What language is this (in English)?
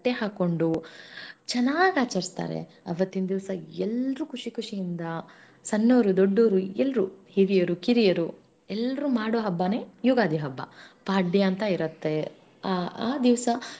Kannada